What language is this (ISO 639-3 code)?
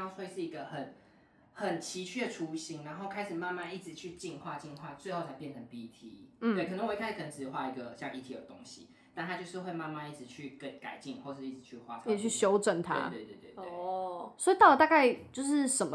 zho